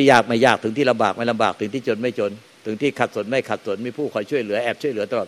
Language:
Thai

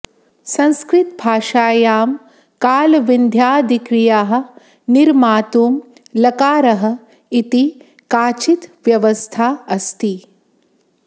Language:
Sanskrit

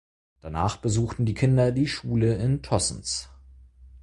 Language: German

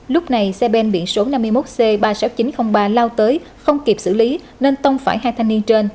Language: Vietnamese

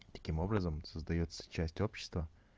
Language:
Russian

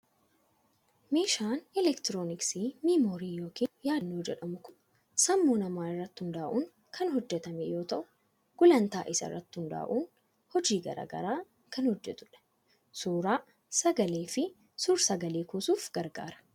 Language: Oromo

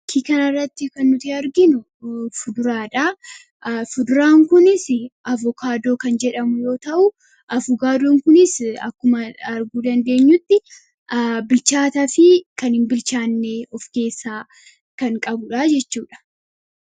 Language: Oromo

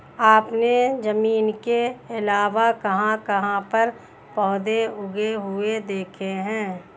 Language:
Hindi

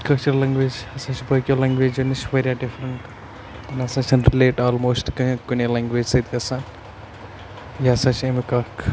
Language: Kashmiri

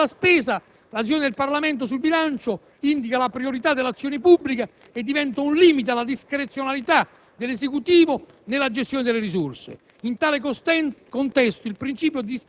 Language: Italian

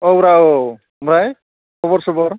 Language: Bodo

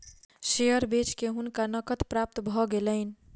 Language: Maithili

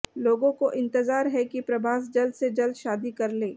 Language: Hindi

